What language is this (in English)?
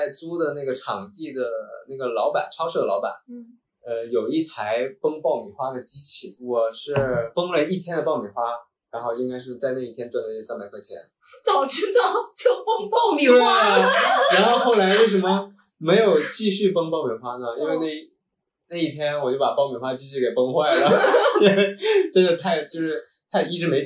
Chinese